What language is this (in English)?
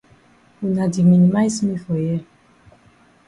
Cameroon Pidgin